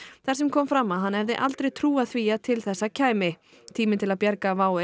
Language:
Icelandic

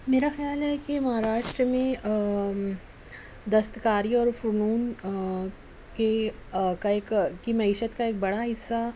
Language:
Urdu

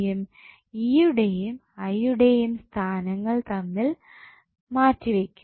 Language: Malayalam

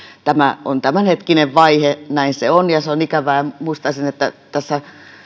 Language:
Finnish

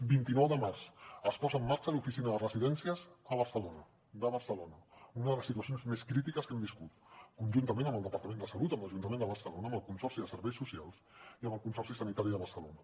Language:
Catalan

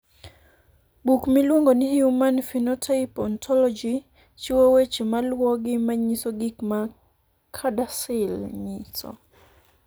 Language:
Luo (Kenya and Tanzania)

